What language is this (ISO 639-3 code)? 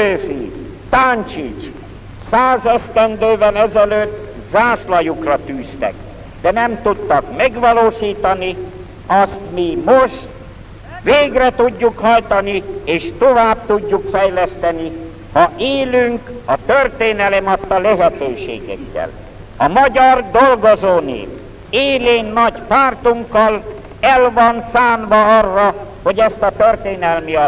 hun